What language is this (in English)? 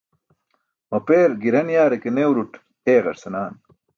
Burushaski